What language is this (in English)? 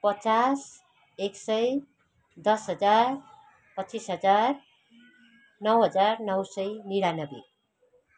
Nepali